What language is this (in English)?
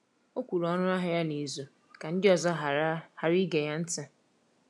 Igbo